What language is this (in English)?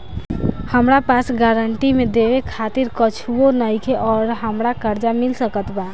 Bhojpuri